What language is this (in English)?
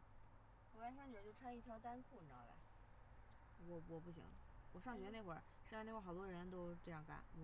Chinese